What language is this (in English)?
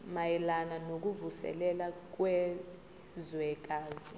Zulu